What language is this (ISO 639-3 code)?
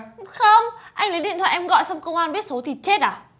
vie